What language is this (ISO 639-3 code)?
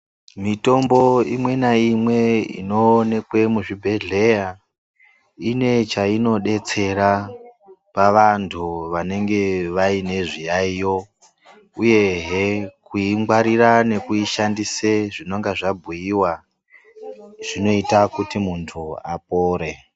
ndc